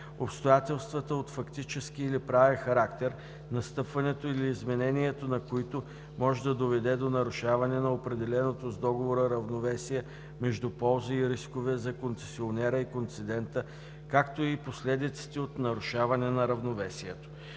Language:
Bulgarian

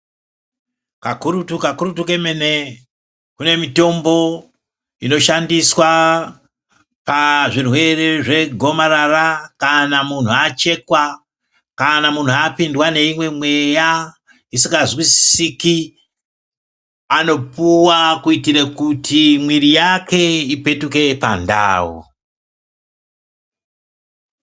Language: Ndau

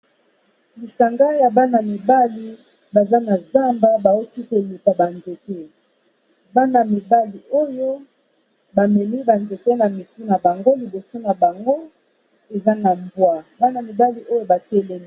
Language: Lingala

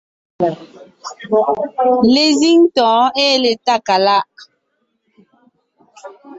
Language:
Ngiemboon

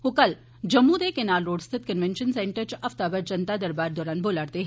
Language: Dogri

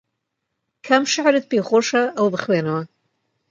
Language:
Central Kurdish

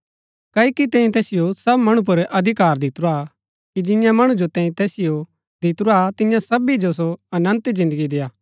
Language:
Gaddi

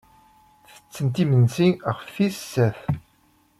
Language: Kabyle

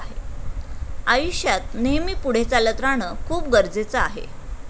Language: Marathi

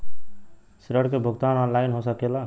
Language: Bhojpuri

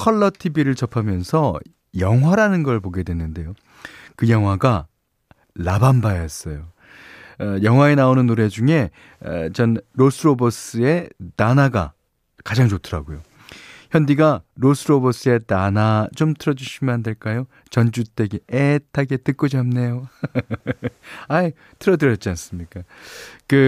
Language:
Korean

